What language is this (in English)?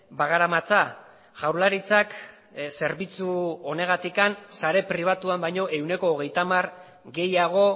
Basque